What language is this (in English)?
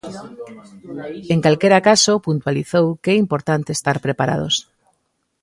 Galician